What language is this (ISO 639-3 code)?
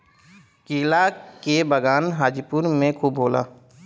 bho